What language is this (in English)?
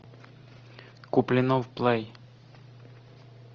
Russian